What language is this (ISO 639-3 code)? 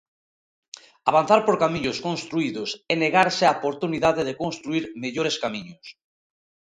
glg